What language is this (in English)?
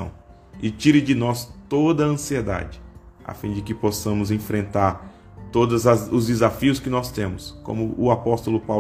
Portuguese